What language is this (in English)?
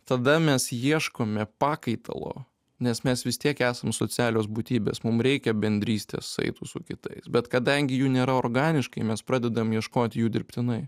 Lithuanian